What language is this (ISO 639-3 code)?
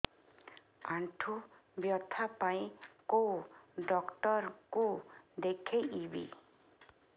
ori